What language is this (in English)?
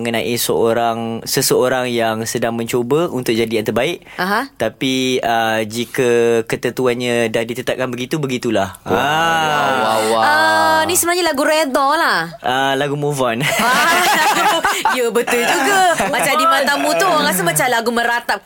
Malay